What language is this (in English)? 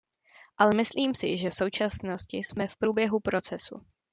Czech